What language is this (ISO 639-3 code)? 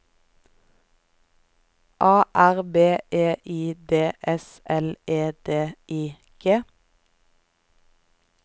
nor